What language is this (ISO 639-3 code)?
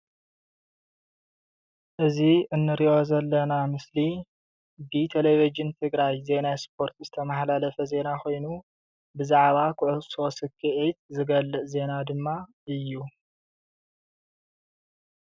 tir